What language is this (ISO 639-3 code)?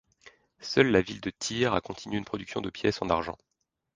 fra